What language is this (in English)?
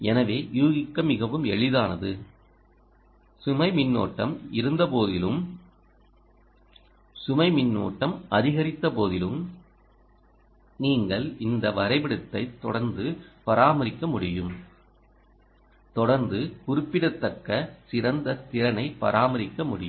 Tamil